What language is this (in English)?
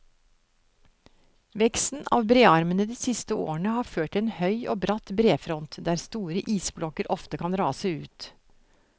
Norwegian